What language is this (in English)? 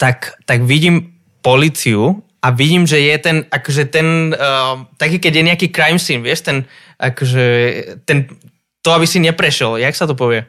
Slovak